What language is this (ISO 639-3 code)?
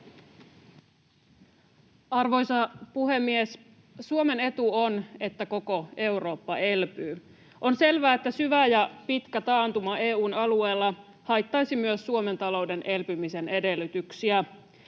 fin